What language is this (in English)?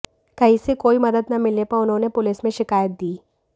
Hindi